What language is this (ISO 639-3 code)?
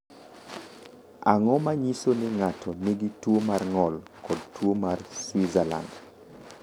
luo